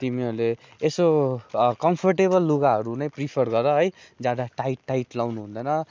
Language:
Nepali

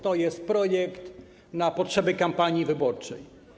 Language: Polish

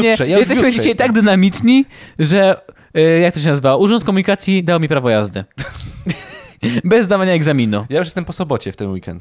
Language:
Polish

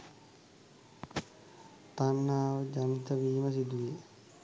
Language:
Sinhala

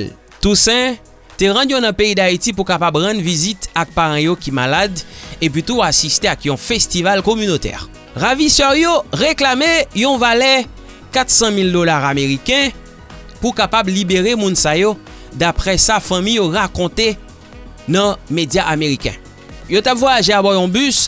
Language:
French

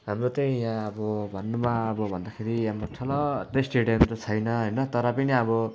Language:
Nepali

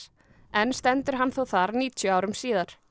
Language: Icelandic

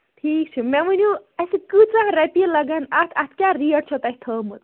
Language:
Kashmiri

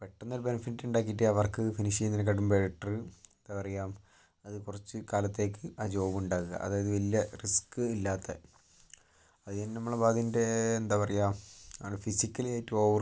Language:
Malayalam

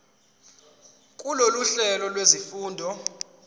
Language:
Zulu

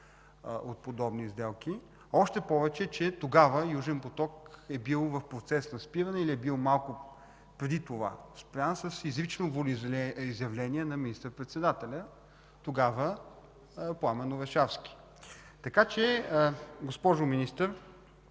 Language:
Bulgarian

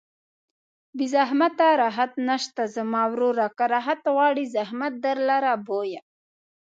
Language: Pashto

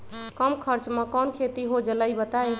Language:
Magahi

